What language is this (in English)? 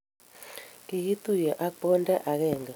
Kalenjin